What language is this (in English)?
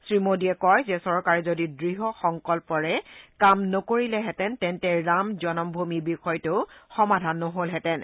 Assamese